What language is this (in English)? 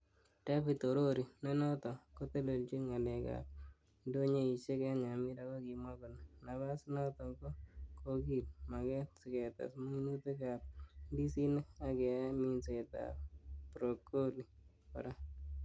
Kalenjin